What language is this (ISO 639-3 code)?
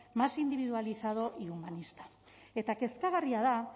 eus